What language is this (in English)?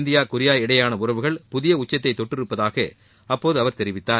Tamil